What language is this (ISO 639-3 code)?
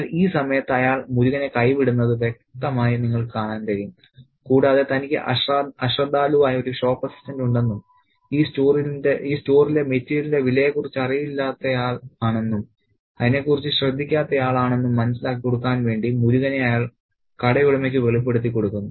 mal